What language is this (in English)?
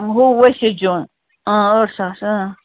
Kashmiri